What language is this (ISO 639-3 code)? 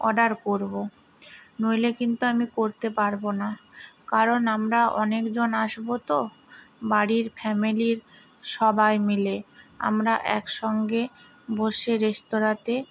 ben